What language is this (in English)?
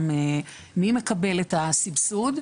Hebrew